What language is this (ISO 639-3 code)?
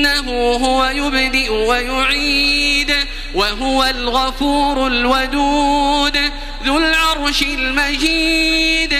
ara